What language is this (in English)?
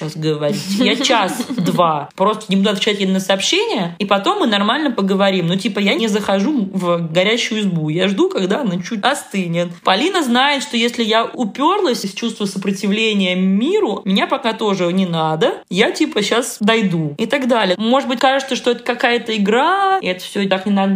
Russian